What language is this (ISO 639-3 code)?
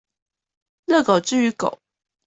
zho